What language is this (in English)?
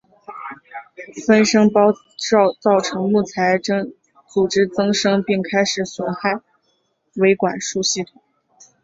Chinese